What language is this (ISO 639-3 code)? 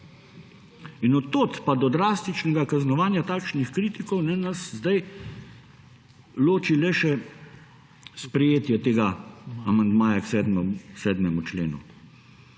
slv